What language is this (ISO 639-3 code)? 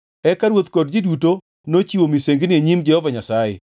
luo